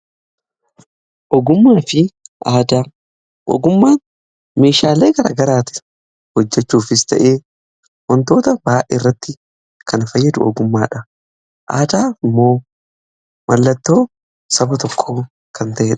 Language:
Oromo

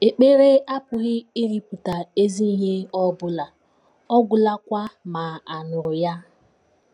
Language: Igbo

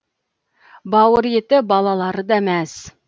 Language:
Kazakh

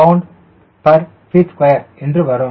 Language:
Tamil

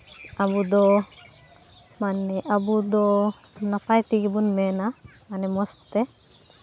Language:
Santali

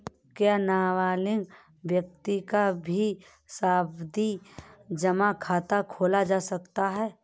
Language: Hindi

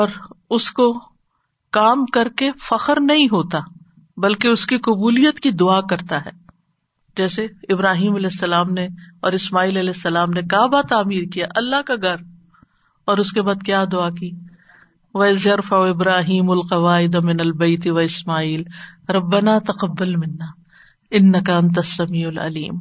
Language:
Urdu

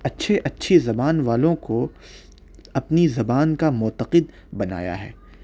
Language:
Urdu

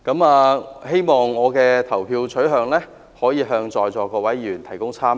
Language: Cantonese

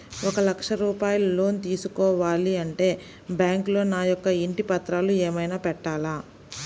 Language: Telugu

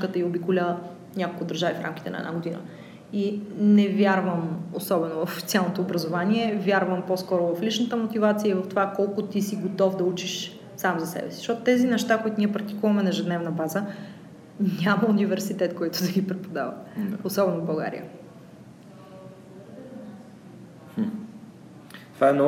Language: Bulgarian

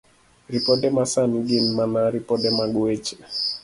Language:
Luo (Kenya and Tanzania)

